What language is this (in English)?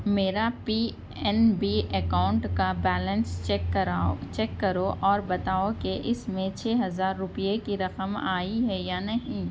Urdu